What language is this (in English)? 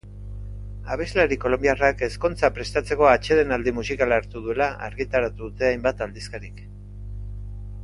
Basque